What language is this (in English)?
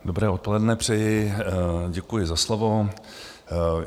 Czech